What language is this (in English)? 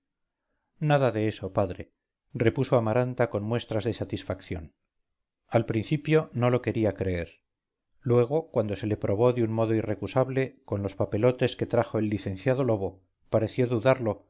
Spanish